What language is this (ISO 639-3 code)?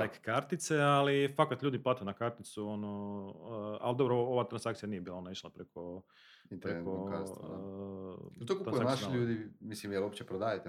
hrv